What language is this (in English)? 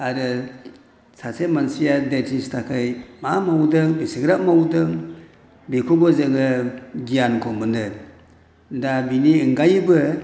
Bodo